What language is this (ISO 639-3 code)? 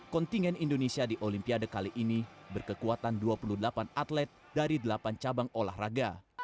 ind